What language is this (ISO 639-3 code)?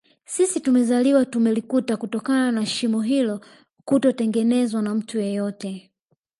swa